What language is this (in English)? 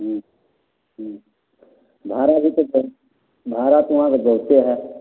Maithili